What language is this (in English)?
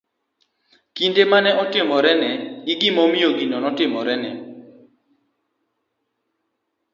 Luo (Kenya and Tanzania)